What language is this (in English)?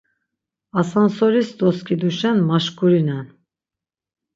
Laz